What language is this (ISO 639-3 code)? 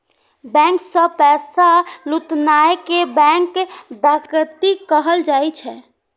mai